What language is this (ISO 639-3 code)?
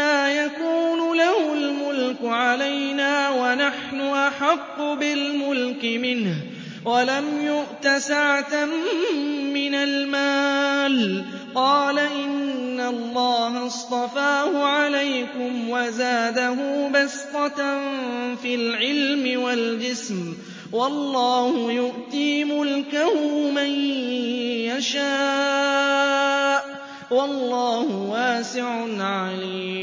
ara